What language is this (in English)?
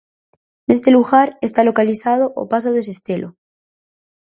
Galician